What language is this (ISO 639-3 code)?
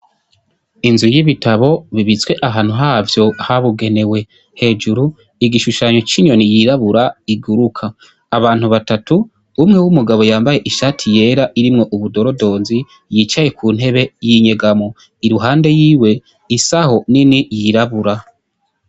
run